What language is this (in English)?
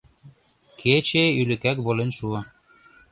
Mari